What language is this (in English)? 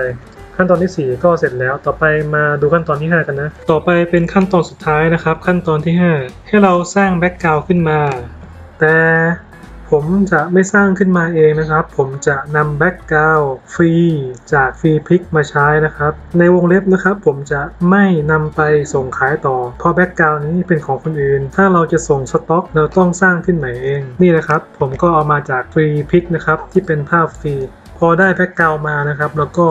Thai